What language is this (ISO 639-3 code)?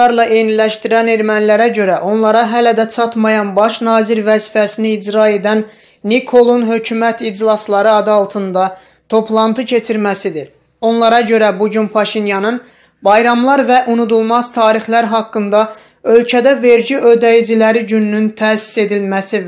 tur